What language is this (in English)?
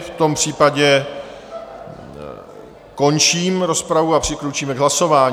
Czech